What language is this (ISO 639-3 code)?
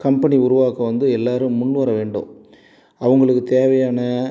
tam